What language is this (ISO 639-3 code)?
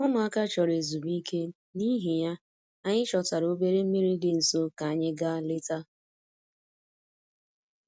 ibo